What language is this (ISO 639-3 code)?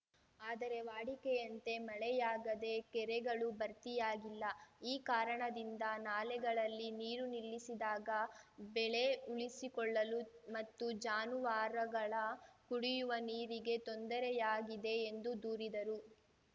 kan